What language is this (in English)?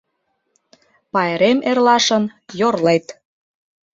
Mari